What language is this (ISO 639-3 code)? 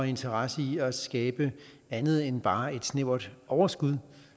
dan